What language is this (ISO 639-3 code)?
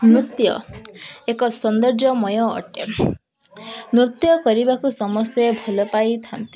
ori